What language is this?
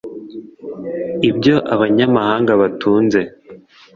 Kinyarwanda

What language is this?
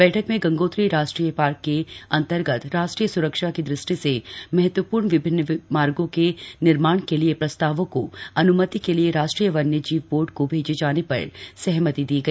Hindi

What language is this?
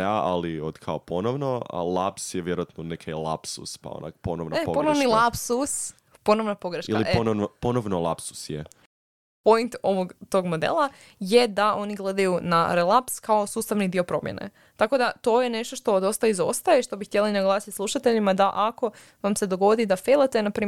Croatian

